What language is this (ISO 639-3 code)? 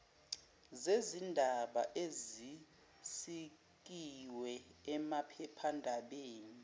zul